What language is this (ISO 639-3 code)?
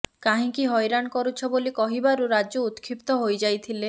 ori